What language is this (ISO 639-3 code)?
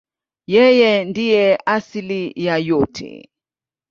swa